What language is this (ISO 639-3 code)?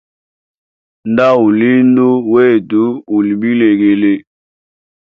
hem